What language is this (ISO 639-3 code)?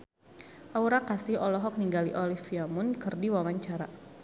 sun